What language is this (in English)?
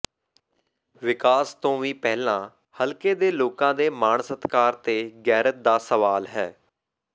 Punjabi